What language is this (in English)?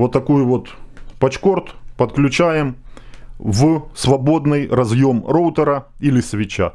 Russian